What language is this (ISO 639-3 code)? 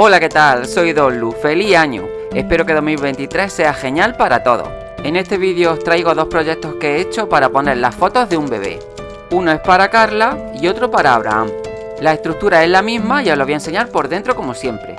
spa